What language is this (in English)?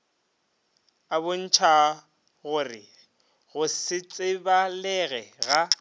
Northern Sotho